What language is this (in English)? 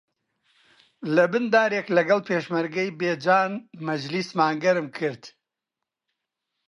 Central Kurdish